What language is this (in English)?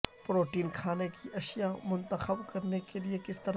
Urdu